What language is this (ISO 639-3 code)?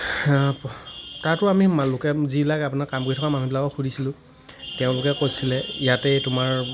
asm